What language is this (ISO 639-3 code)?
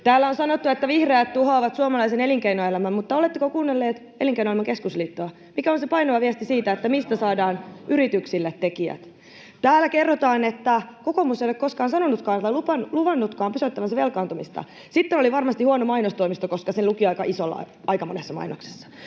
fin